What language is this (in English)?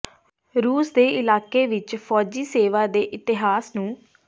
Punjabi